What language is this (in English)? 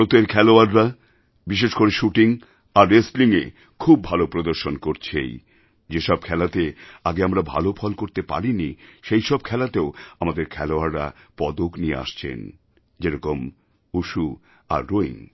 Bangla